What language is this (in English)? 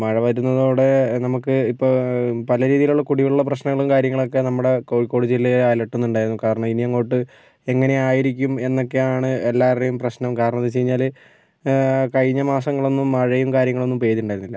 Malayalam